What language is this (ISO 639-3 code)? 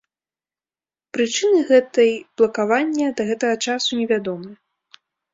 bel